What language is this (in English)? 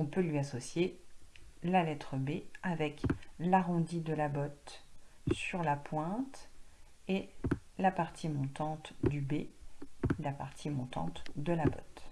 French